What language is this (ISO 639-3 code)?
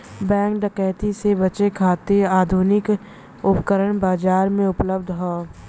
bho